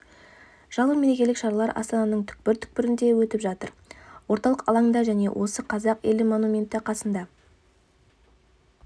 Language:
Kazakh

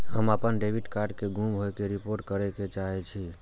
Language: Maithili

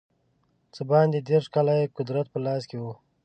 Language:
Pashto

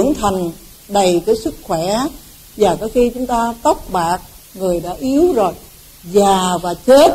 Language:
Vietnamese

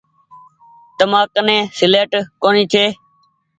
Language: Goaria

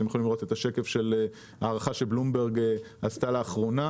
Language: Hebrew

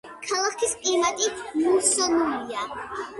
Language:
Georgian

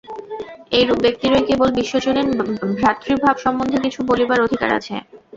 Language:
Bangla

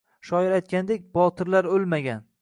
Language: Uzbek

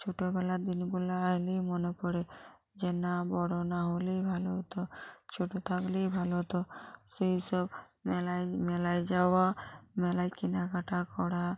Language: Bangla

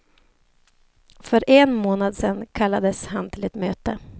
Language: Swedish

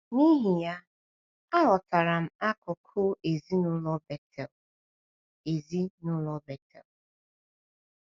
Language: Igbo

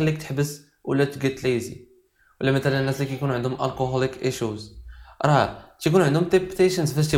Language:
Arabic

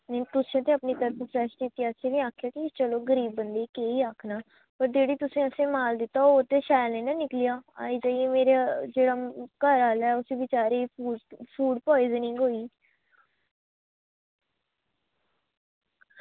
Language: Dogri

